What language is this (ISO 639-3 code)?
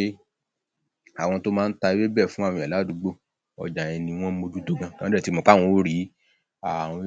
yor